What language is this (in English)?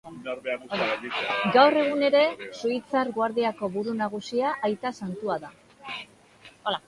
Basque